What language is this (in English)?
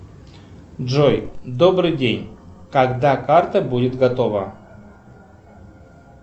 Russian